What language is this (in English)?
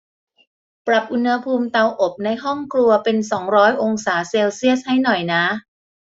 Thai